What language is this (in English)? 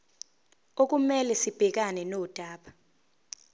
Zulu